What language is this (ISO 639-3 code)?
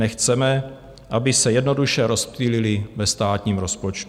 ces